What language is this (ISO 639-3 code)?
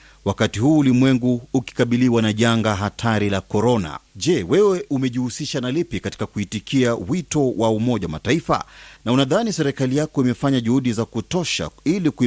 swa